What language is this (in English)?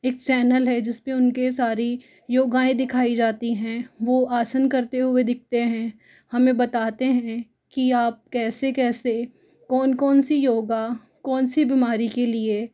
Hindi